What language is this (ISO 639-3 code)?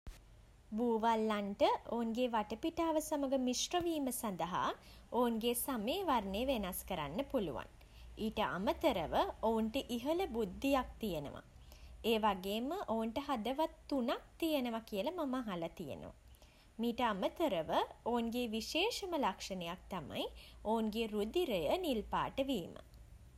sin